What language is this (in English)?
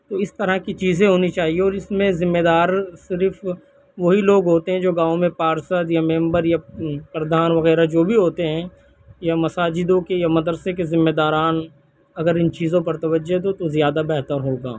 Urdu